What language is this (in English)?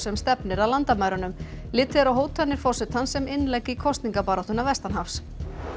Icelandic